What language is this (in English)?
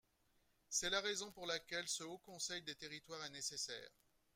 French